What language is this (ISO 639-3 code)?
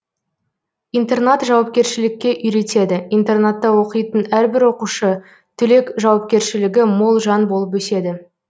kaz